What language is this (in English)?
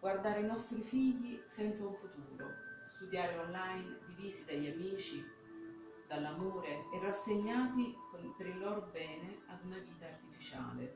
Italian